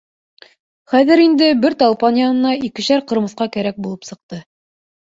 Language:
Bashkir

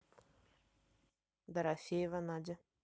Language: Russian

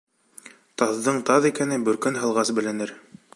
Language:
Bashkir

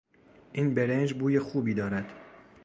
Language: Persian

